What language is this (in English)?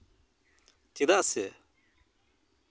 Santali